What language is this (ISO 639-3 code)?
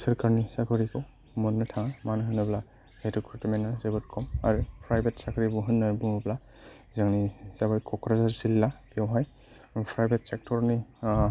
brx